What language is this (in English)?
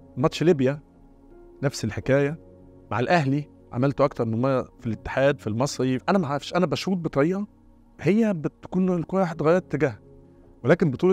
Arabic